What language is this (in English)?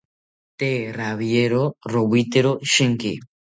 South Ucayali Ashéninka